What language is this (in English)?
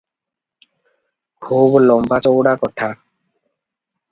Odia